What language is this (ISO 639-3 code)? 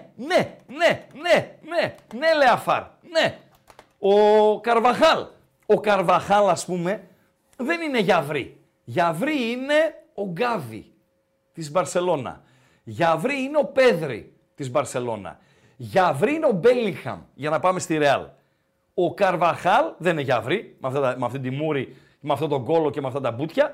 ell